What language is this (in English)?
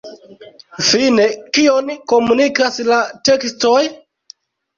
Esperanto